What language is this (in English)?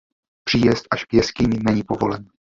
Czech